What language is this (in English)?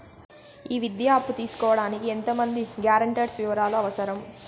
Telugu